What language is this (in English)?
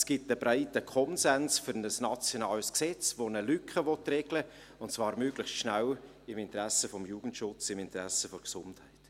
Swiss German